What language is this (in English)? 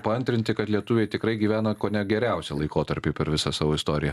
Lithuanian